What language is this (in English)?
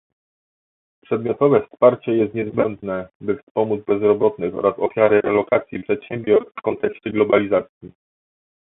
Polish